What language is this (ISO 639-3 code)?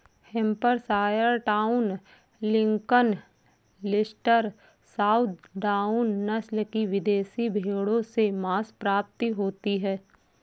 hin